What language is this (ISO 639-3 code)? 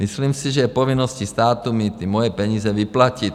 ces